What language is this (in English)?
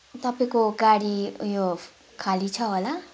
Nepali